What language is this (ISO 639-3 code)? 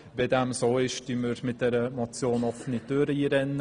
gsw